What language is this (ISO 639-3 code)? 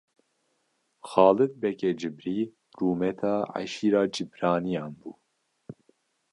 kur